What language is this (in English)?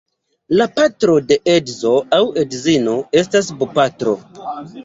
Esperanto